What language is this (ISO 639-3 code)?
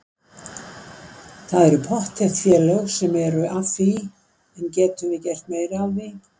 isl